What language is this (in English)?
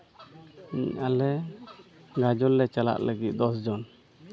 Santali